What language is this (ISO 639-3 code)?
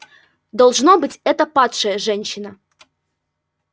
rus